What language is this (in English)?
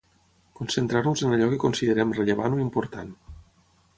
Catalan